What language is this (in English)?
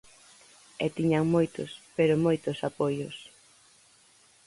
Galician